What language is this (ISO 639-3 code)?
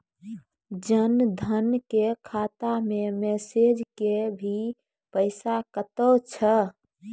mai